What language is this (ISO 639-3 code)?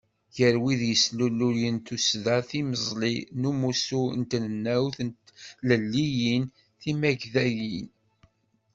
kab